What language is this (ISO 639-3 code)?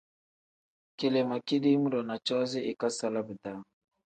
kdh